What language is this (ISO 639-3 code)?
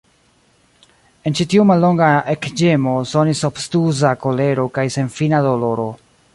epo